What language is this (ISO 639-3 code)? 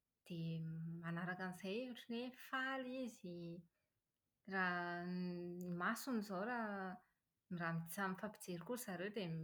mlg